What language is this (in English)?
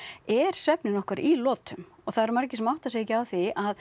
Icelandic